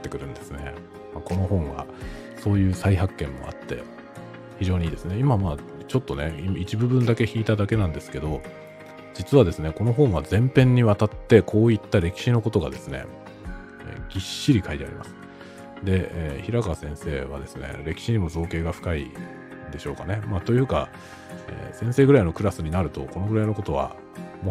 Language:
Japanese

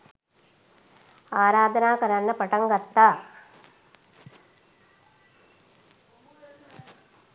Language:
Sinhala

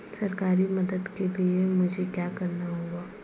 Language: Hindi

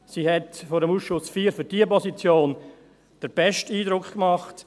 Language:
Swiss German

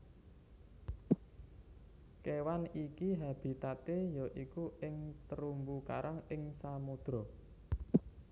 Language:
Javanese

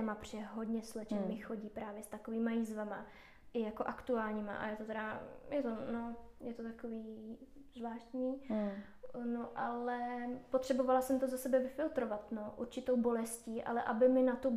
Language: Czech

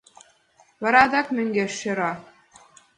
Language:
Mari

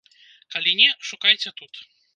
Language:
Belarusian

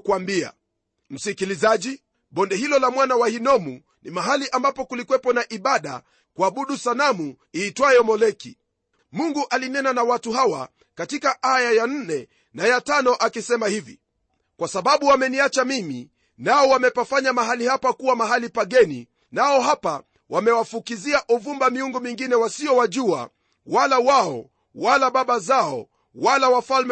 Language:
Swahili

